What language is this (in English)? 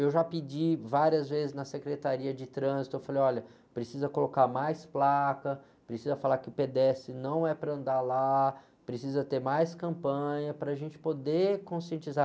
Portuguese